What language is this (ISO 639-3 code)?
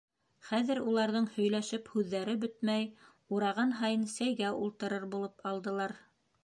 bak